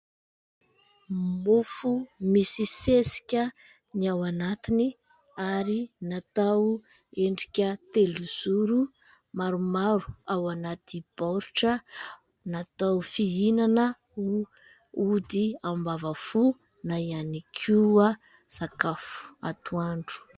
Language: Malagasy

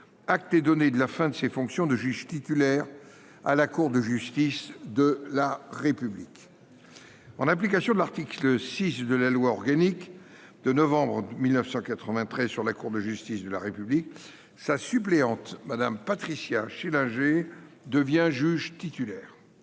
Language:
French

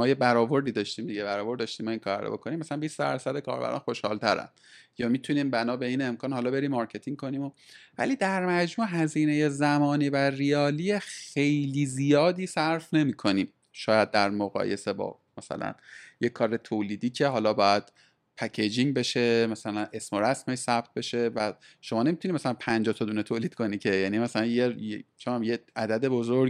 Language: Persian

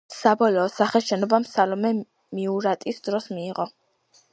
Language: Georgian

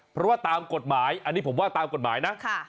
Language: Thai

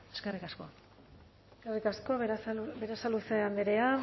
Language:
Basque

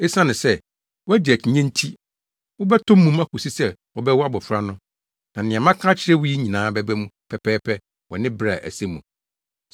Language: Akan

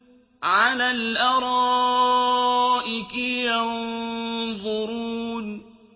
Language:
Arabic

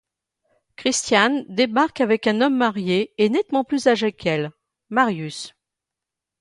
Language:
French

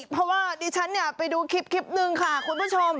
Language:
Thai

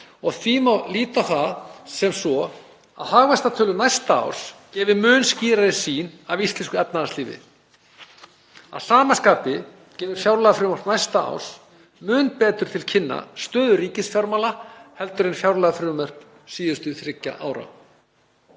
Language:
Icelandic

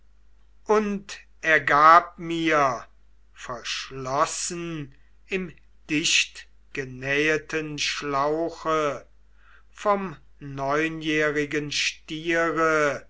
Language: German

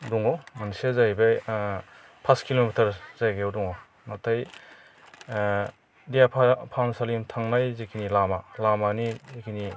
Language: Bodo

